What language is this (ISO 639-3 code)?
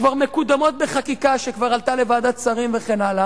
heb